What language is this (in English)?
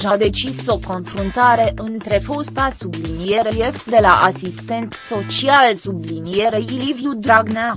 Romanian